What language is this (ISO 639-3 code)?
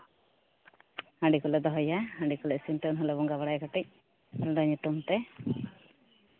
sat